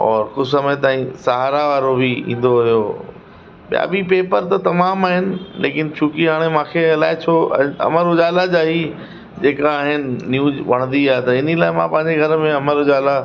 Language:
Sindhi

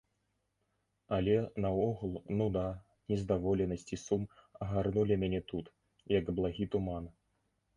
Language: Belarusian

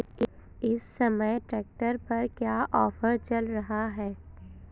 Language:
Hindi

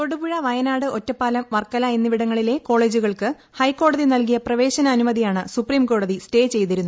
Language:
Malayalam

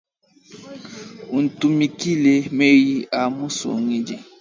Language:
Luba-Lulua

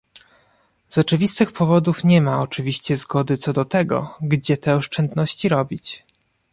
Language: Polish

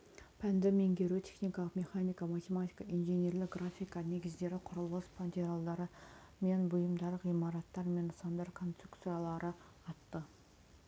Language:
Kazakh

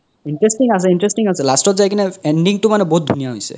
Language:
Assamese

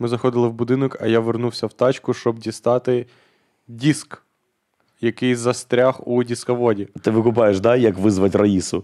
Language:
Ukrainian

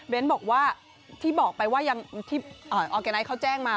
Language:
Thai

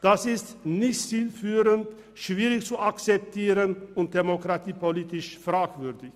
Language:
Swiss German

